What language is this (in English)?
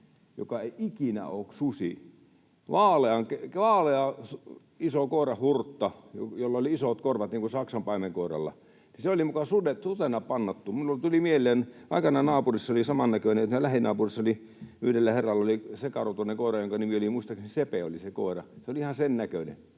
Finnish